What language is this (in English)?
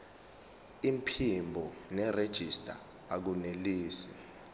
Zulu